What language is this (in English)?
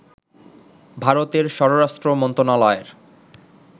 Bangla